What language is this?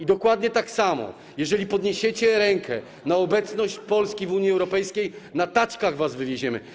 Polish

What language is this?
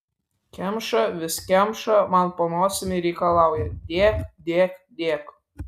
Lithuanian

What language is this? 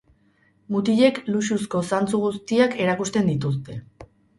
Basque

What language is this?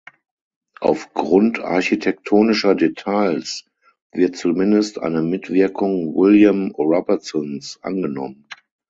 German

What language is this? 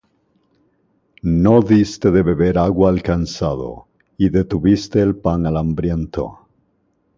Spanish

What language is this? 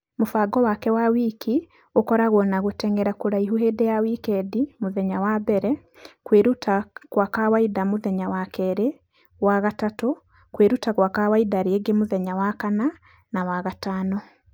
Kikuyu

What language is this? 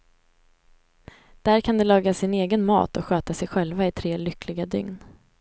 Swedish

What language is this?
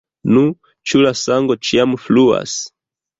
Esperanto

